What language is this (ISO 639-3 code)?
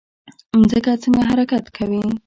pus